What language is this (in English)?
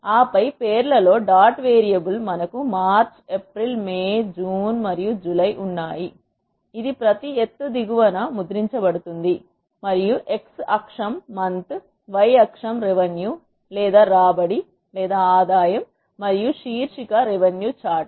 Telugu